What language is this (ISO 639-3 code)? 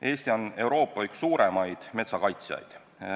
est